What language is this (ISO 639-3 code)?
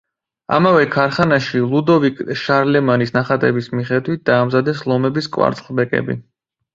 kat